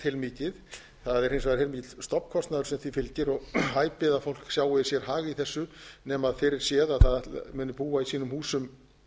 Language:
Icelandic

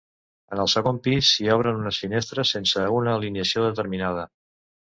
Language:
Catalan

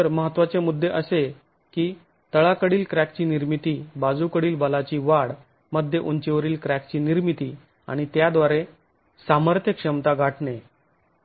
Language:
Marathi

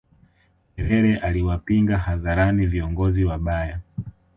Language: Swahili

